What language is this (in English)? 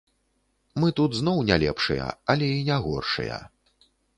Belarusian